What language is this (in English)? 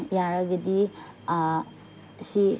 Manipuri